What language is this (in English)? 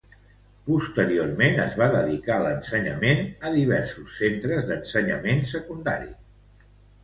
Catalan